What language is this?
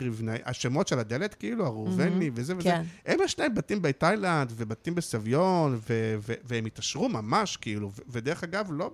Hebrew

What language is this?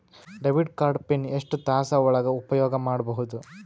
Kannada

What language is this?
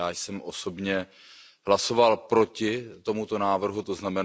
Czech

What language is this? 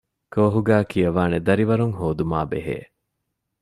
Divehi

